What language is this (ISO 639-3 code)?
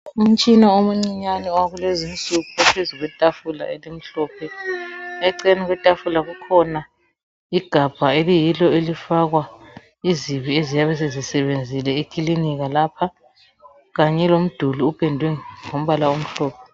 nde